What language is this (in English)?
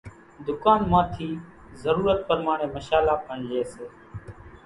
Kachi Koli